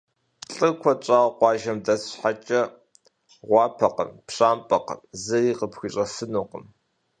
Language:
Kabardian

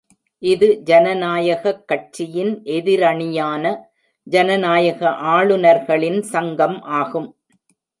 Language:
Tamil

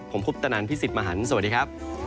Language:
Thai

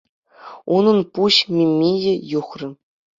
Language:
Chuvash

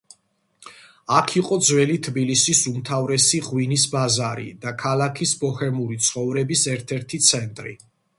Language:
Georgian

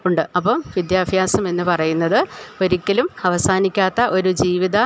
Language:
Malayalam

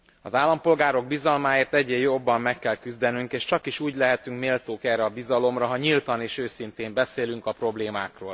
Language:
Hungarian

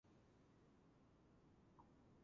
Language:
Georgian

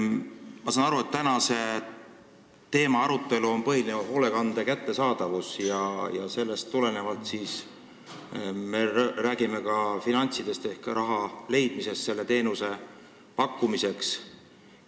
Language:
Estonian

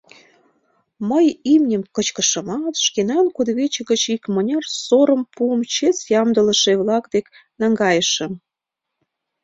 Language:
Mari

